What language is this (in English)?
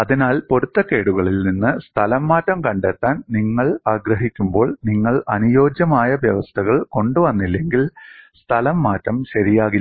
Malayalam